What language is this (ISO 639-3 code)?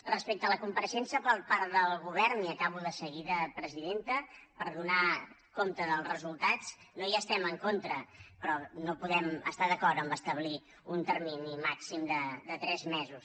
cat